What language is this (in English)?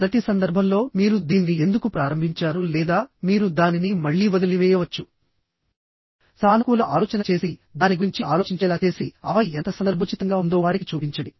Telugu